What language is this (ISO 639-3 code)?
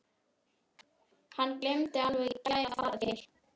isl